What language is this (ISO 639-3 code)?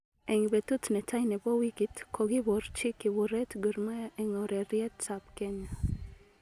kln